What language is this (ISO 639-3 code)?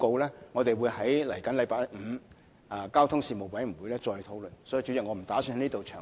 yue